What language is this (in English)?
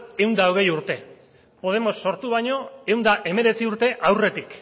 Basque